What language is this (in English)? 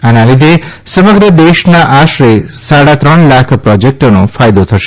Gujarati